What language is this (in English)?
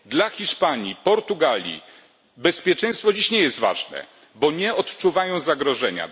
Polish